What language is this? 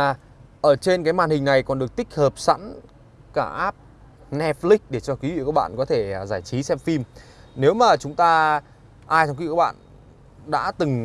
Vietnamese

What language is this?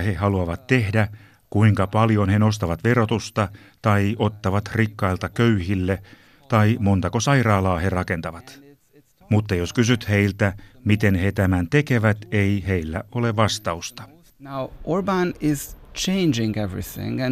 Finnish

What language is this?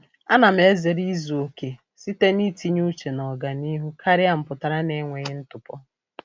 Igbo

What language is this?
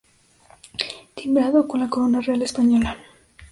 Spanish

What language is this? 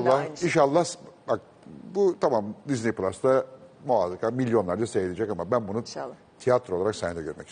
Turkish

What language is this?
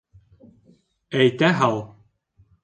Bashkir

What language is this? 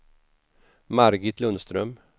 Swedish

